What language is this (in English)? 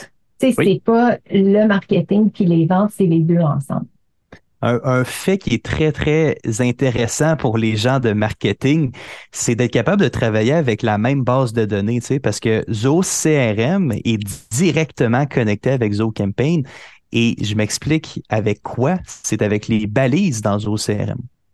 French